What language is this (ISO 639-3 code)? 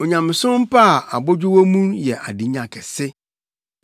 aka